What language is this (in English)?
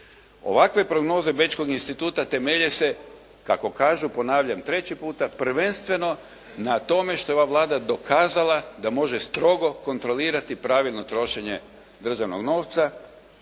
Croatian